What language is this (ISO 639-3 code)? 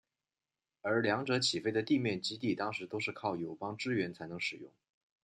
zho